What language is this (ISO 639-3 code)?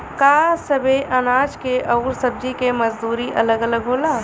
bho